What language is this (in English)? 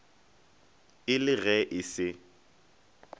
Northern Sotho